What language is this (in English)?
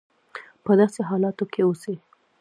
Pashto